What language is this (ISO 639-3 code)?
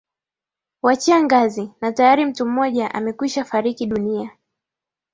swa